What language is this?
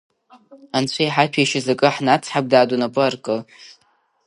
Abkhazian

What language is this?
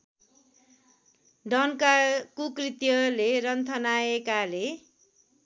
Nepali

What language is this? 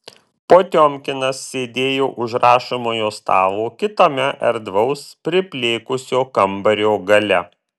Lithuanian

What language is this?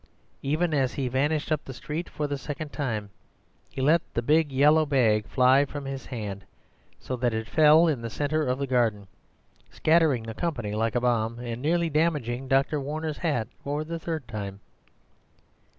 English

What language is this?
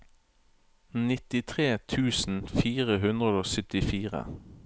Norwegian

